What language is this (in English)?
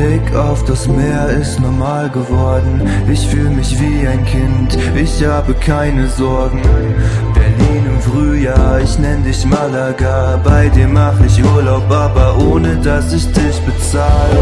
German